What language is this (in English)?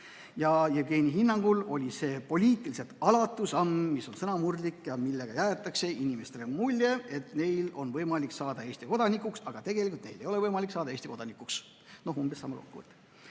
Estonian